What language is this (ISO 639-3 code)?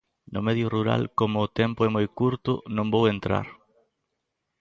glg